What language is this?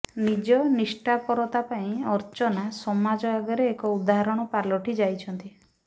Odia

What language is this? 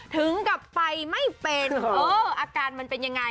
Thai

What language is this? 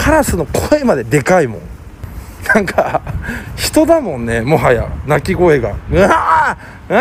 Japanese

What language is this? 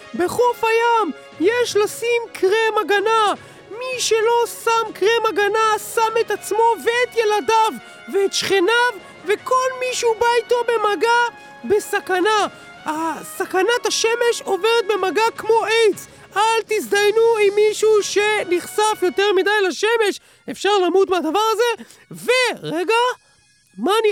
Hebrew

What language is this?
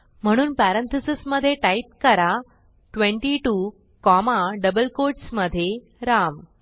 Marathi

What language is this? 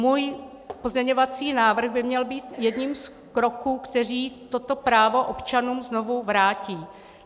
Czech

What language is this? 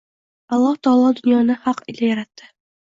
Uzbek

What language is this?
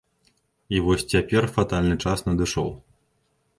Belarusian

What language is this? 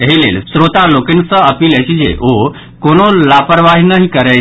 Maithili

